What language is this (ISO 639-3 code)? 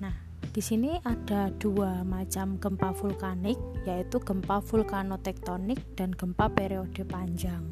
ind